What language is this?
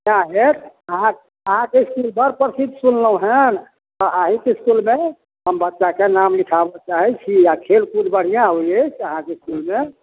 Maithili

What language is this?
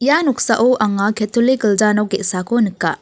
Garo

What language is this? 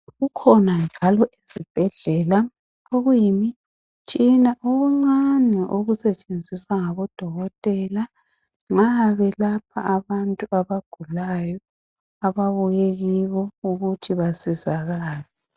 North Ndebele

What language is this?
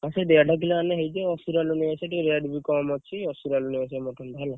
Odia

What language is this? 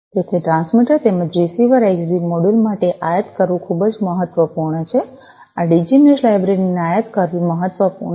Gujarati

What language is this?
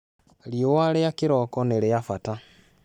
Kikuyu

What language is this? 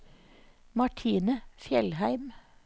Norwegian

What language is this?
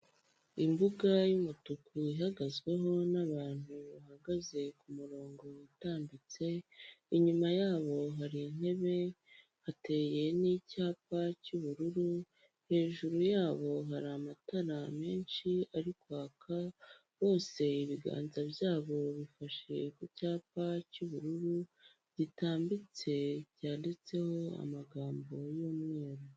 Kinyarwanda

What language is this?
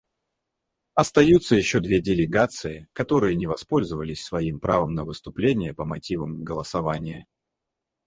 Russian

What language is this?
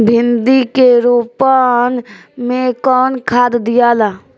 Bhojpuri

